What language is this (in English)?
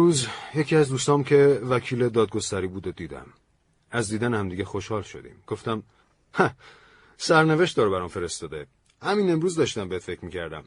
Persian